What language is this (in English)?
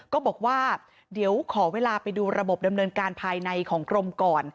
Thai